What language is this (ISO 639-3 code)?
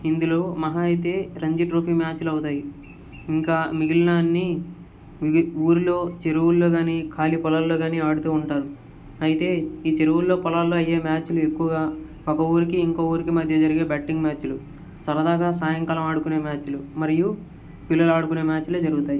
tel